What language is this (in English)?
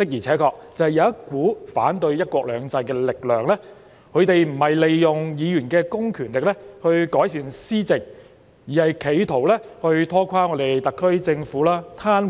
Cantonese